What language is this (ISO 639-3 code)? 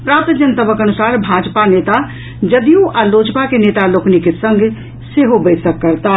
mai